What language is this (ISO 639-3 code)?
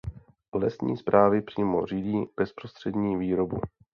ces